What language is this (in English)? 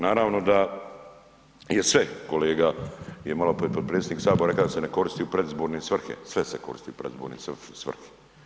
Croatian